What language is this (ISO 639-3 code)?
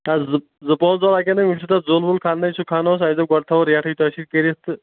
kas